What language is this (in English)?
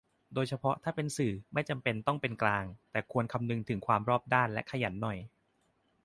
Thai